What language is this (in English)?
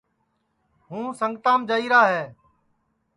Sansi